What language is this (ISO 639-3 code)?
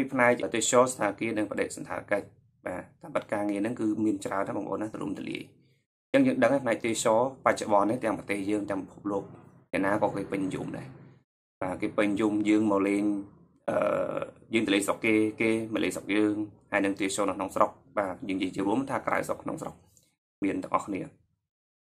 vie